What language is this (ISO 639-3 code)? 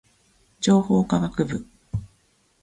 jpn